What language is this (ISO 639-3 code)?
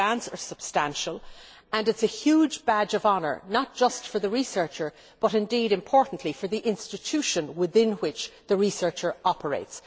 eng